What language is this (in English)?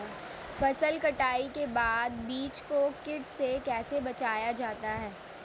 Hindi